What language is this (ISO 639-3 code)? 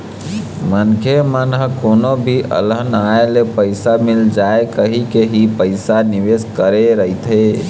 hne